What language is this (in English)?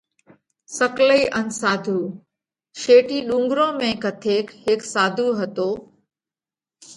Parkari Koli